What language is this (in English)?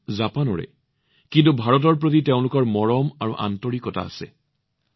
Assamese